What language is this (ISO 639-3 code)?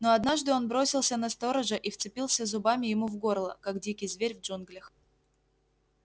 rus